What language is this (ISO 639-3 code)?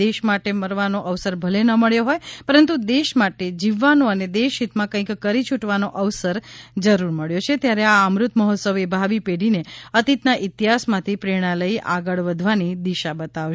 guj